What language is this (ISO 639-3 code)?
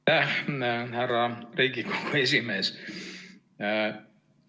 est